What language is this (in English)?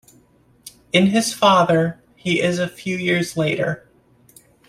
English